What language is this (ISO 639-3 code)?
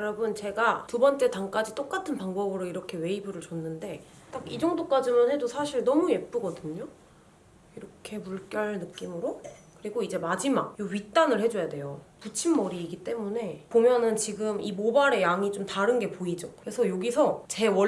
kor